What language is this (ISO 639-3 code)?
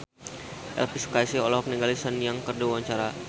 sun